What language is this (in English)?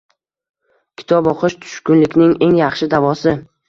Uzbek